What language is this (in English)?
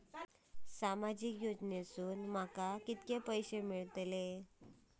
Marathi